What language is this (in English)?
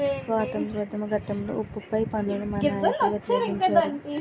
Telugu